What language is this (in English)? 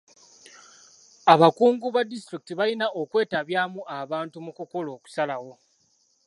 Ganda